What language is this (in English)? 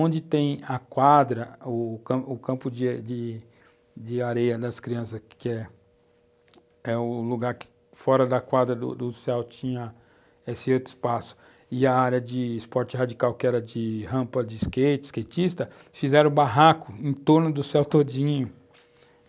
Portuguese